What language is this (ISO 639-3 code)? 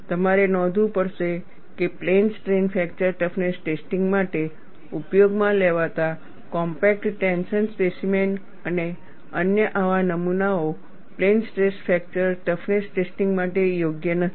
guj